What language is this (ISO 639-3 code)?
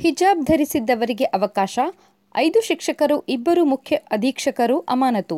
kan